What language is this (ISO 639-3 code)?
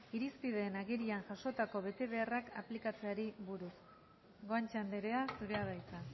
eus